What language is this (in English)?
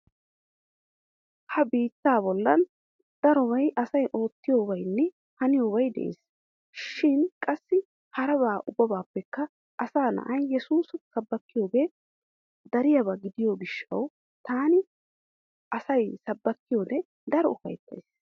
Wolaytta